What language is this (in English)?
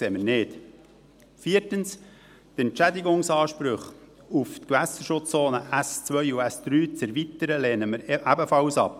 Swiss German